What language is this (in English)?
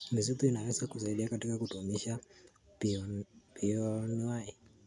Kalenjin